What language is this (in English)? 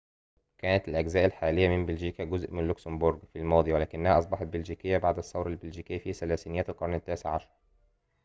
Arabic